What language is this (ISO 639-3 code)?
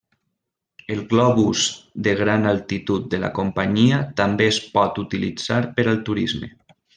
cat